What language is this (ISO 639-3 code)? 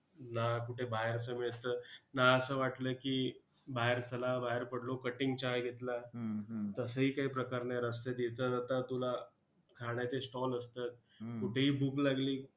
mar